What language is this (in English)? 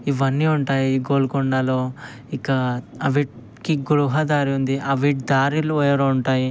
Telugu